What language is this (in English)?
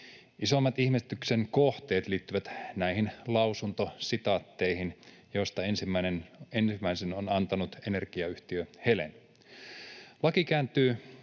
Finnish